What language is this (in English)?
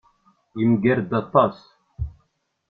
Kabyle